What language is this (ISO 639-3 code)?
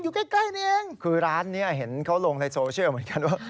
tha